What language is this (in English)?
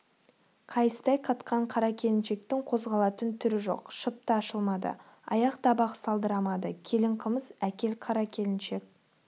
Kazakh